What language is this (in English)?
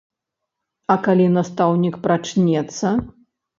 Belarusian